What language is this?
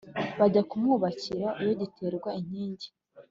Kinyarwanda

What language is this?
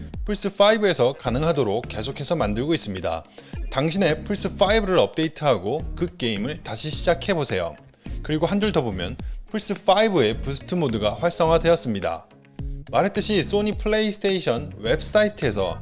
Korean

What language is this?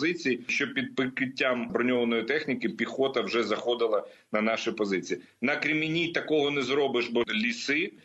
Ukrainian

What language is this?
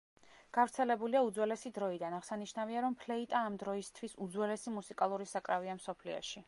Georgian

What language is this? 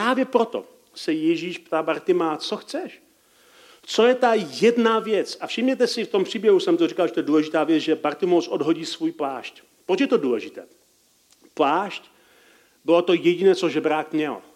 Czech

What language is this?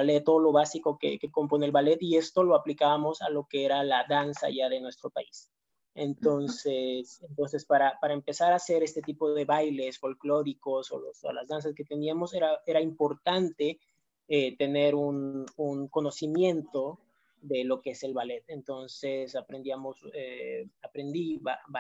Spanish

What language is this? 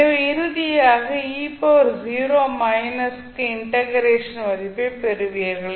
Tamil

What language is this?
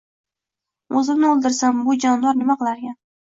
Uzbek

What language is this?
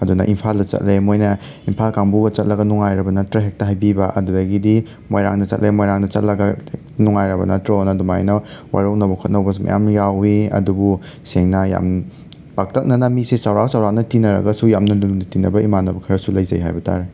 Manipuri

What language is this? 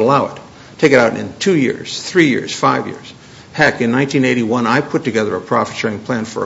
English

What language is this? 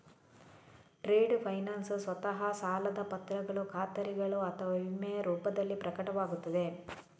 Kannada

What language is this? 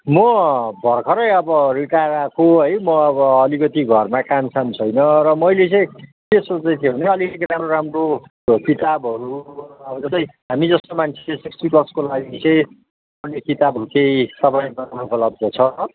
Nepali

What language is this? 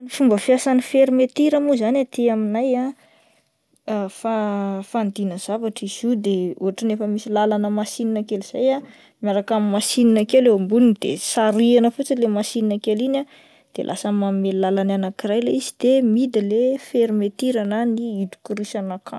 Malagasy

